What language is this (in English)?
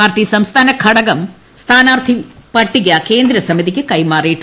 Malayalam